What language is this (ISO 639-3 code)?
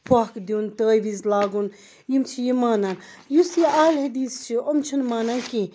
kas